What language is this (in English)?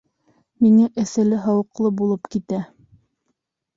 Bashkir